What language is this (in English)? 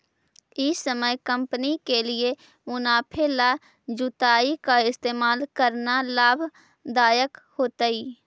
Magahi